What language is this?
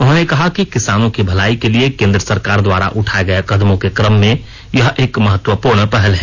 Hindi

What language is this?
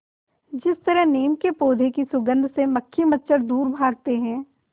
Hindi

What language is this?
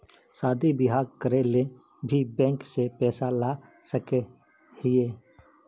Magahi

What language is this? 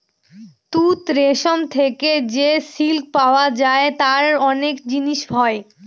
Bangla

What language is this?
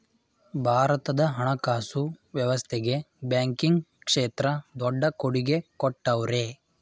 Kannada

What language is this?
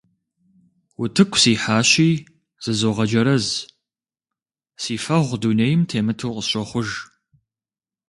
Kabardian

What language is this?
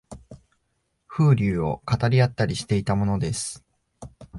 Japanese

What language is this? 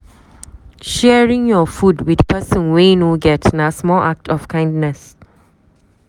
Nigerian Pidgin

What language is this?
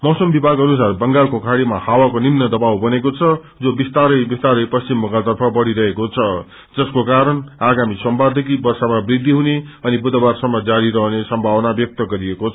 Nepali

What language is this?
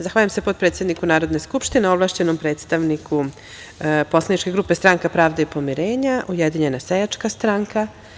Serbian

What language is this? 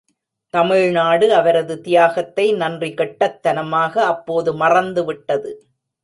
Tamil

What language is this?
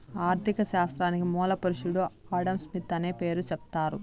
Telugu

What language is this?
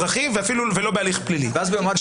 Hebrew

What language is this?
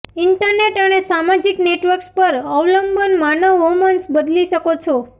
Gujarati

